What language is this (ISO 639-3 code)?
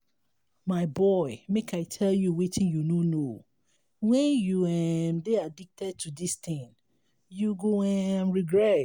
pcm